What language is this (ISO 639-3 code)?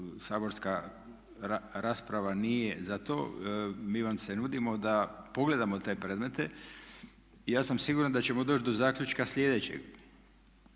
hrv